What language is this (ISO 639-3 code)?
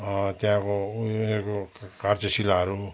nep